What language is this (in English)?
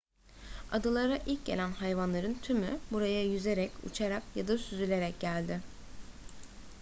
Turkish